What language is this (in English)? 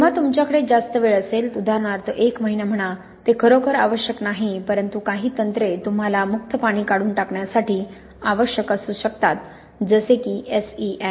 Marathi